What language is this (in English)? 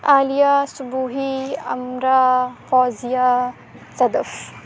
Urdu